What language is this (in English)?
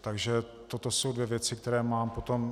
Czech